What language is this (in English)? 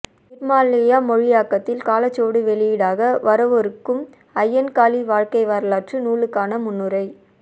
Tamil